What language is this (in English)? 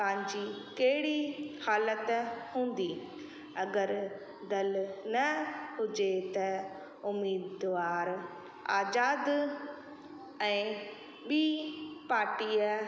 Sindhi